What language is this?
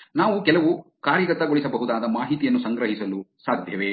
Kannada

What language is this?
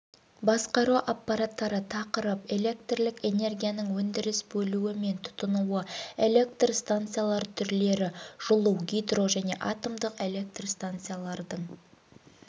Kazakh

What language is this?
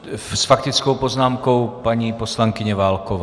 Czech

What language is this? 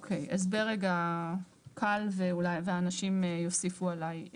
Hebrew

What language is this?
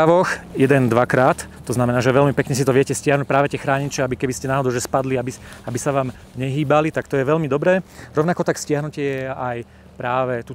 Slovak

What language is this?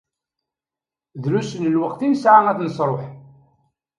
Kabyle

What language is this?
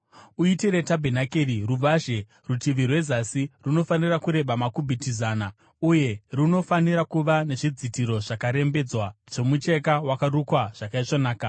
Shona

